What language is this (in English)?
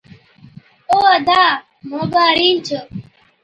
Od